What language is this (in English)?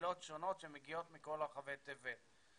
Hebrew